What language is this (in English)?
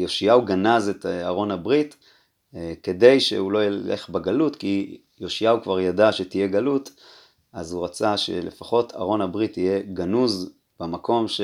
Hebrew